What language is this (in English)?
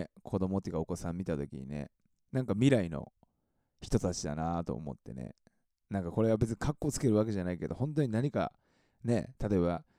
Japanese